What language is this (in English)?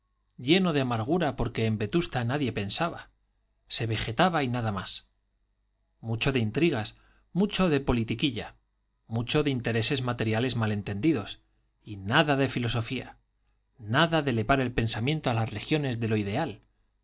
Spanish